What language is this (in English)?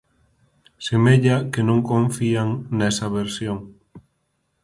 Galician